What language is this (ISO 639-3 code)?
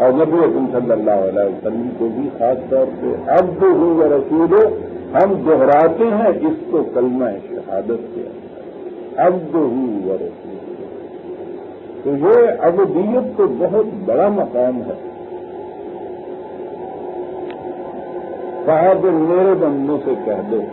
ara